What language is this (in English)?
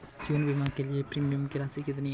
Hindi